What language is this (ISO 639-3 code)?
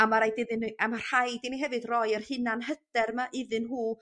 cym